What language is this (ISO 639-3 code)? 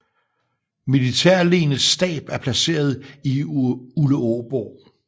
dan